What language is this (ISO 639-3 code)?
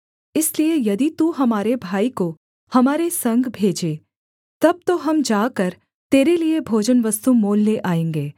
hin